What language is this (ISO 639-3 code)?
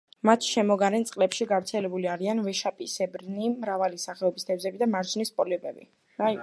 kat